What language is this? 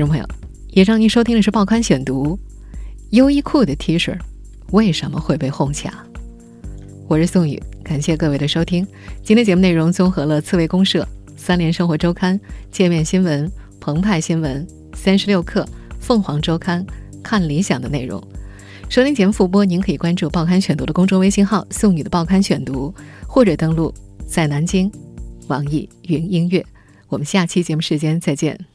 Chinese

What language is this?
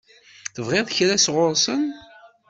Kabyle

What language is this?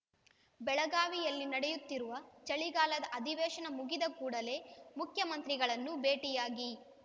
Kannada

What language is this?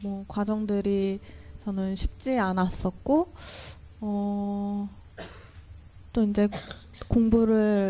Korean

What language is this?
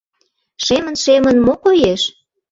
Mari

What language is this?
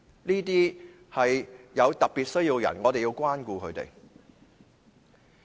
Cantonese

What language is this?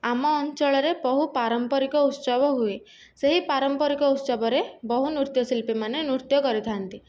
Odia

